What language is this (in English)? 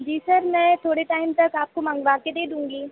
Hindi